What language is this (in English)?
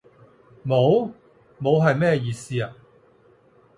Cantonese